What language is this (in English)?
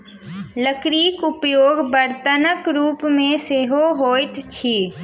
Maithili